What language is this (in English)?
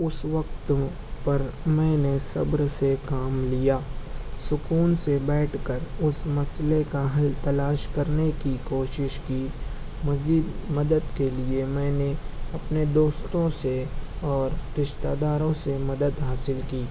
Urdu